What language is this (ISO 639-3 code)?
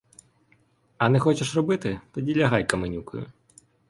ukr